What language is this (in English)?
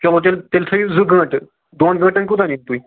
Kashmiri